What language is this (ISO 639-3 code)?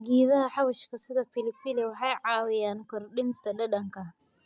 som